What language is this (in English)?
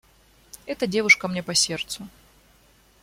Russian